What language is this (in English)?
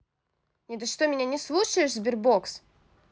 Russian